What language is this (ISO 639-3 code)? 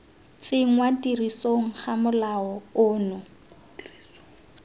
tsn